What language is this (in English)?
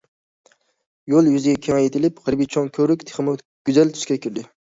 Uyghur